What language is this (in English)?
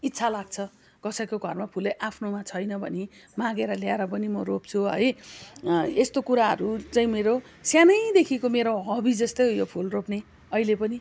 Nepali